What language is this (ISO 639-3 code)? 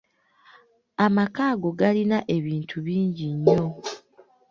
lug